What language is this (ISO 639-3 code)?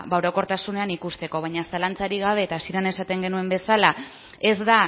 eus